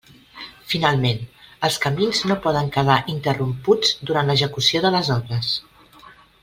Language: Catalan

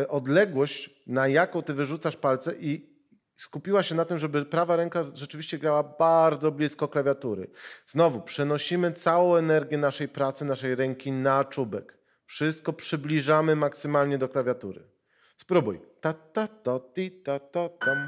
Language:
Polish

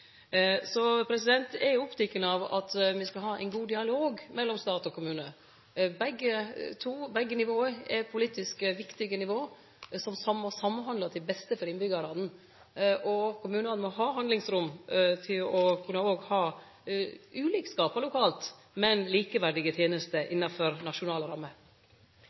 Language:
Norwegian Nynorsk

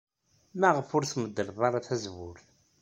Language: Kabyle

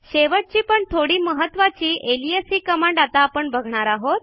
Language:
Marathi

